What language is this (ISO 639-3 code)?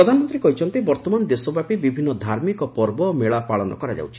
ori